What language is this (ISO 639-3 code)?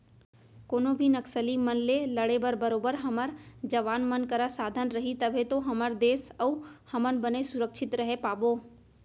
hne